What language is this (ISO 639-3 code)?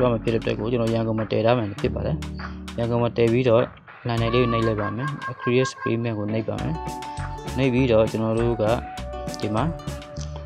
ind